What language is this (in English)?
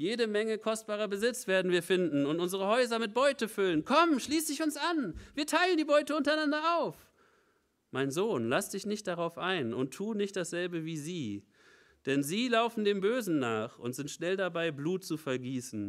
German